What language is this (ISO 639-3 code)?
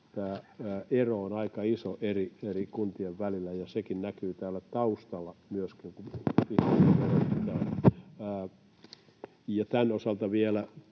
fin